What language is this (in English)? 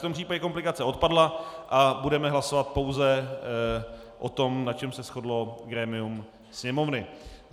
Czech